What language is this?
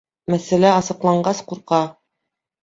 Bashkir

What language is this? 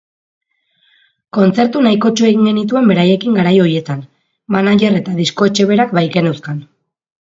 Basque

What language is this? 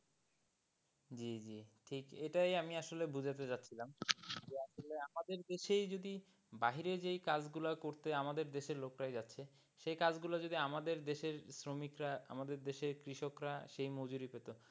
Bangla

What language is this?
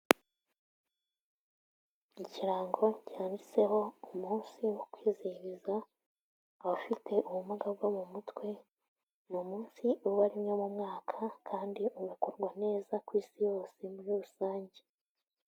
Kinyarwanda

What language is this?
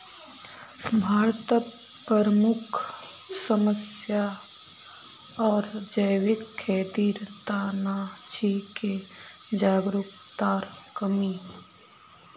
Magahi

